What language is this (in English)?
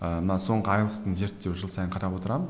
Kazakh